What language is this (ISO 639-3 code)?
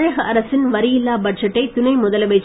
tam